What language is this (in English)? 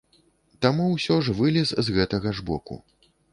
Belarusian